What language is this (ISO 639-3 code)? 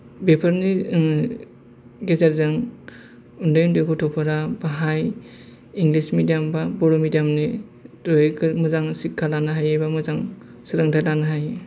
brx